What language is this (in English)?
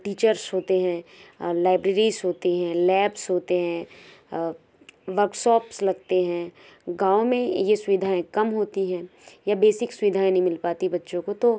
Hindi